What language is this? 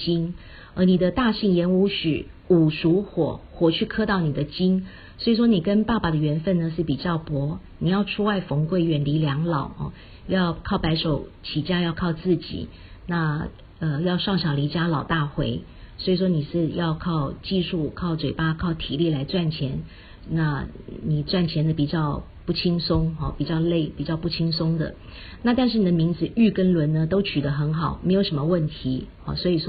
Chinese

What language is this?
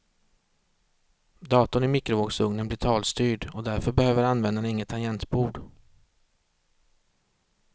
Swedish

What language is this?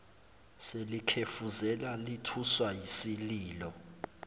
Zulu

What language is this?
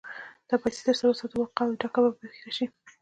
Pashto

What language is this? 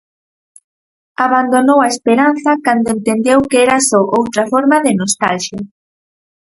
Galician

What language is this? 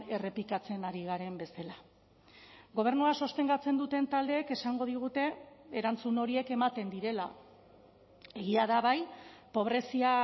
Basque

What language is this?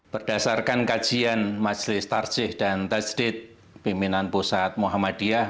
Indonesian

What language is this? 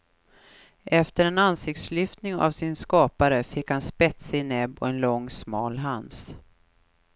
Swedish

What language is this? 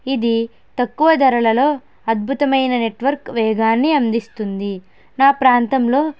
Telugu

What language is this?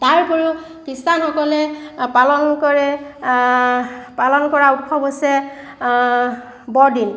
Assamese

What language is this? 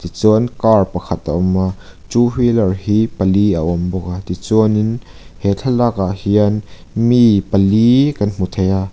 Mizo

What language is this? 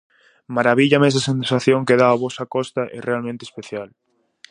Galician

